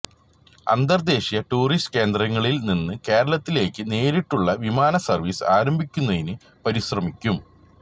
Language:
Malayalam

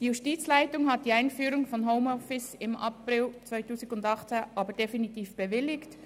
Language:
Swiss German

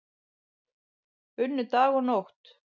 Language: Icelandic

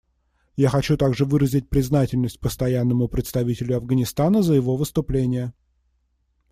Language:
Russian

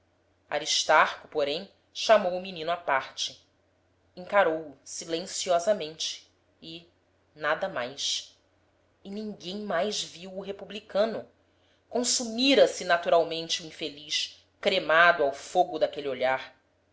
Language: Portuguese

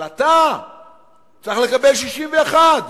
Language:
Hebrew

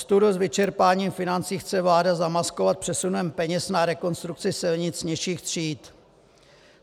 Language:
Czech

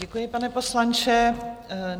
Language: Czech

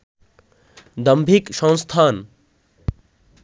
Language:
Bangla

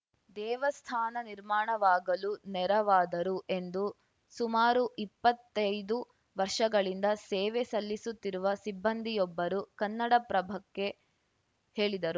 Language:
Kannada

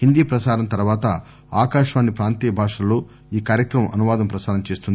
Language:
Telugu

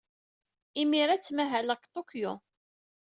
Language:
Kabyle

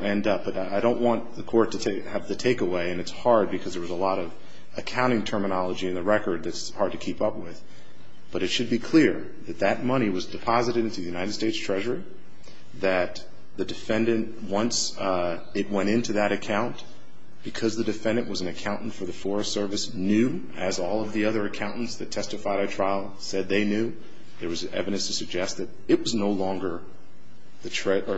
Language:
English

